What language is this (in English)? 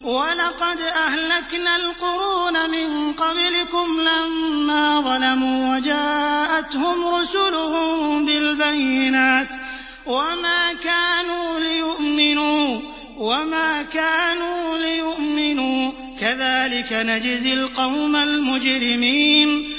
Arabic